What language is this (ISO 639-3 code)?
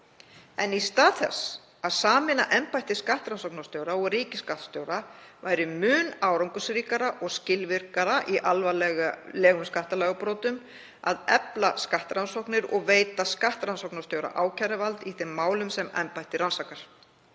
isl